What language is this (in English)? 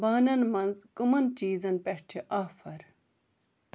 Kashmiri